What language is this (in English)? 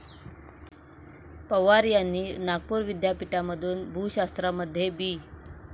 Marathi